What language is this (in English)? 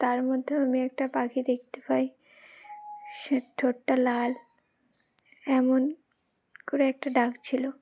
Bangla